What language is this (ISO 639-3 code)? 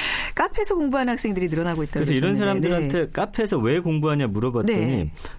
kor